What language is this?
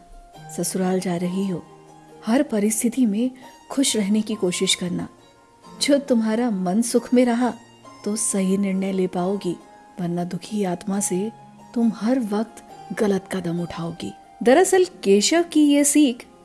Hindi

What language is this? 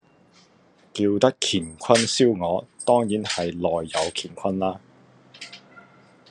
Cantonese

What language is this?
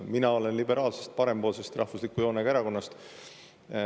Estonian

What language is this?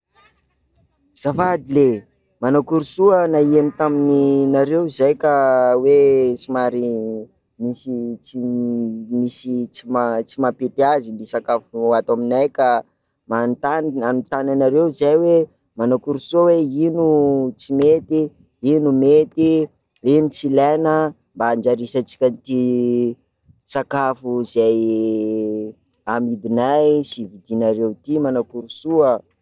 Sakalava Malagasy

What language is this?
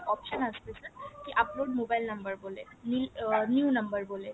Bangla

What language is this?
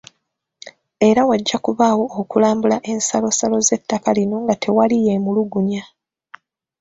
Ganda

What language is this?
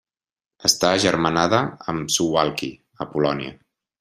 Catalan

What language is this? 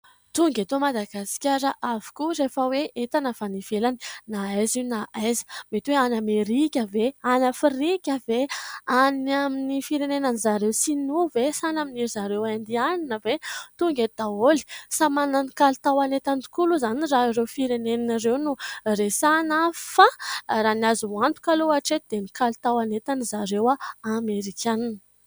Malagasy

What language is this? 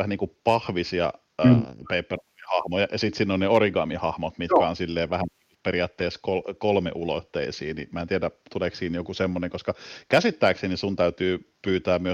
Finnish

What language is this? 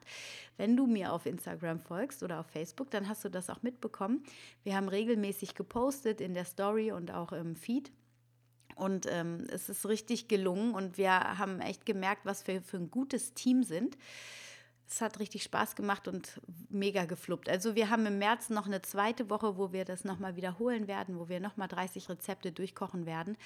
German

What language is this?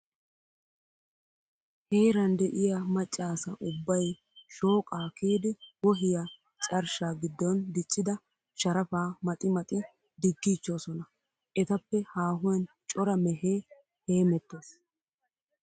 Wolaytta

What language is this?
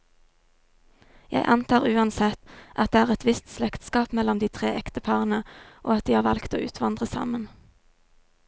Norwegian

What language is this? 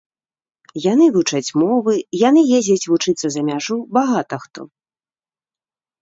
Belarusian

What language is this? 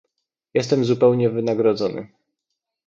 Polish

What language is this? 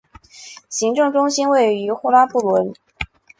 Chinese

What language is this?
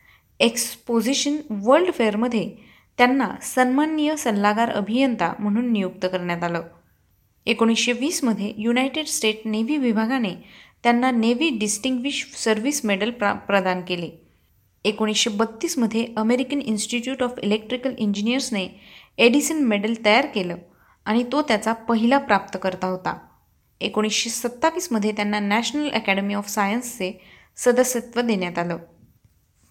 Marathi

